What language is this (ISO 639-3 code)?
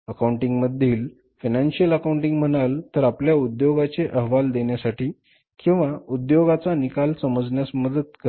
mar